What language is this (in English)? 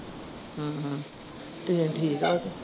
Punjabi